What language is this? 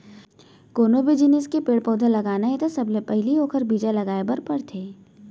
Chhattisgarhi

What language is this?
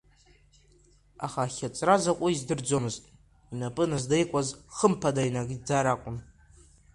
Abkhazian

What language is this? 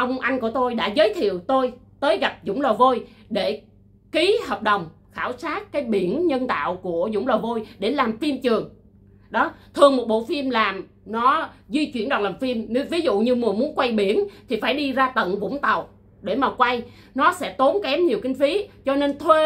Vietnamese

